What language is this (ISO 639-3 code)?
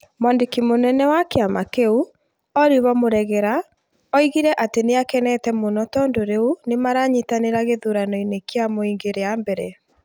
kik